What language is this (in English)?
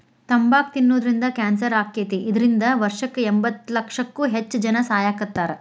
Kannada